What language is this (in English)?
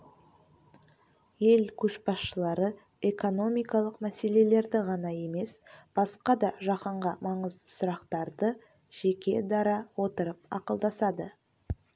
Kazakh